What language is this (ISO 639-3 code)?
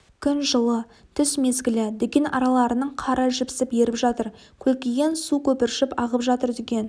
kaz